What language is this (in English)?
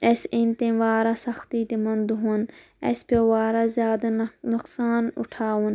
Kashmiri